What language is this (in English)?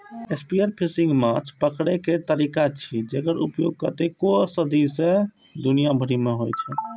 Maithili